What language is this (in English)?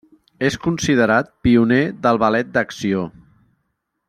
Catalan